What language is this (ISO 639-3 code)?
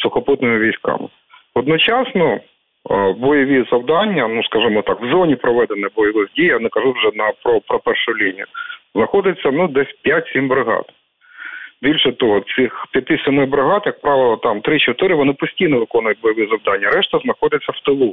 ukr